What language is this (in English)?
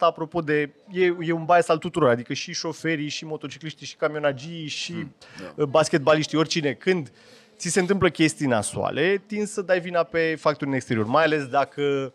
Romanian